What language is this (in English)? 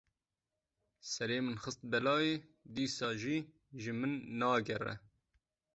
Kurdish